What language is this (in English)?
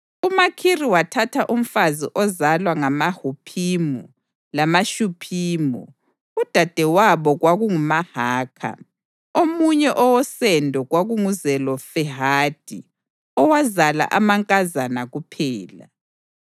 North Ndebele